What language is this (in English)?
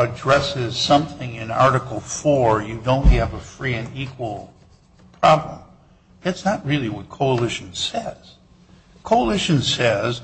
English